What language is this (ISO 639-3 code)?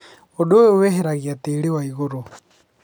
kik